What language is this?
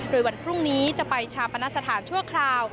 Thai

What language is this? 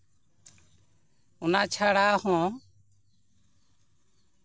Santali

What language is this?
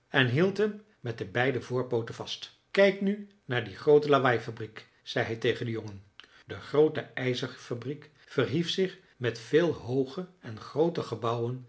Dutch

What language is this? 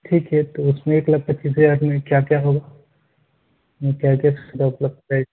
Urdu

